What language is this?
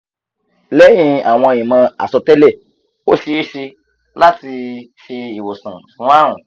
Yoruba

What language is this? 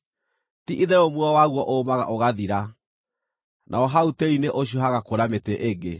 Kikuyu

